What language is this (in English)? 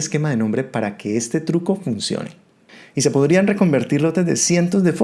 Spanish